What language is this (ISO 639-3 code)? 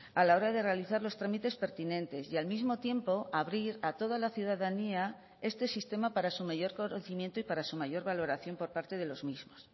spa